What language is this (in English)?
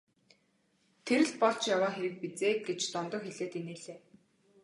Mongolian